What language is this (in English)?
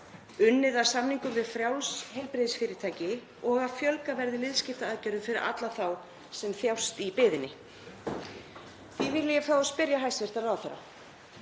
Icelandic